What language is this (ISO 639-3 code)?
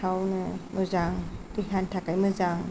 brx